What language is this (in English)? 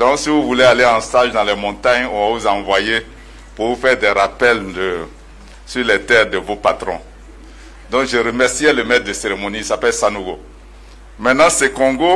French